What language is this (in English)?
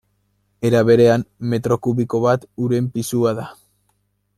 Basque